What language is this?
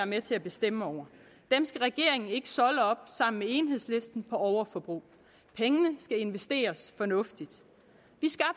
Danish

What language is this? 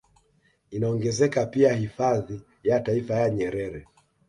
Swahili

